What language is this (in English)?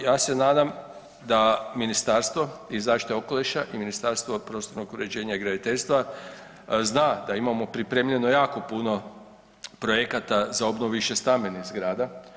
Croatian